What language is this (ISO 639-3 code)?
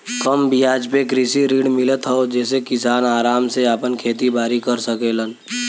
bho